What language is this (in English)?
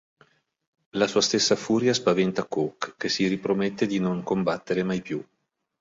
Italian